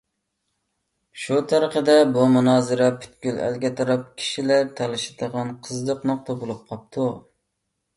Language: Uyghur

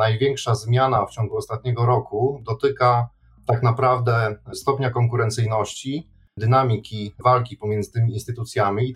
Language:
Polish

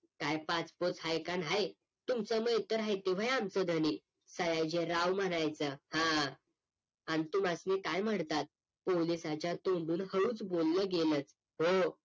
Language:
Marathi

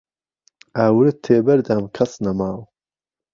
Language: Central Kurdish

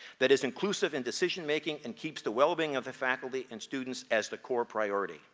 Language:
English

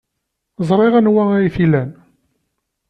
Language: Kabyle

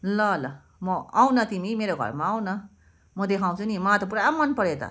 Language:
Nepali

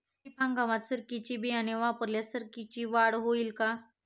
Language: Marathi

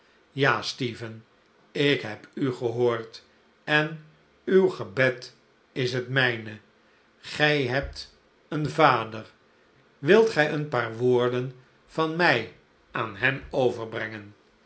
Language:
Dutch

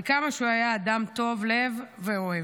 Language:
Hebrew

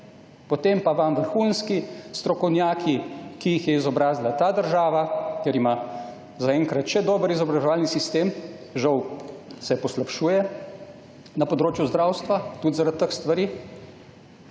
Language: Slovenian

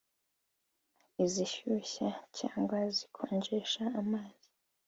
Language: Kinyarwanda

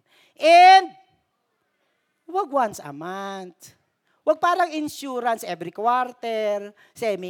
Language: Filipino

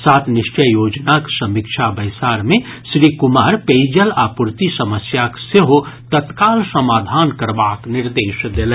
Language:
Maithili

